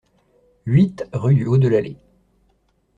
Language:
French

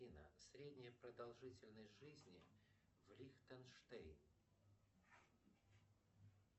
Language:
Russian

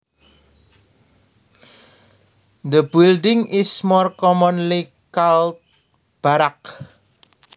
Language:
Javanese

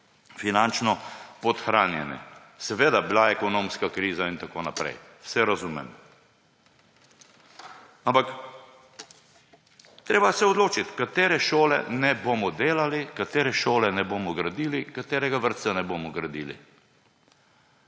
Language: Slovenian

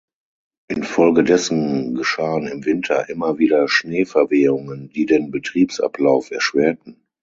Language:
German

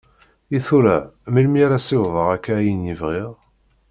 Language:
Kabyle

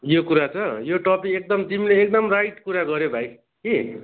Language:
Nepali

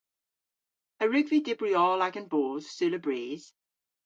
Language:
Cornish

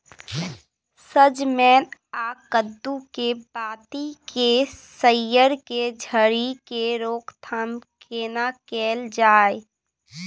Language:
Maithili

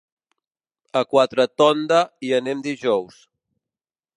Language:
Catalan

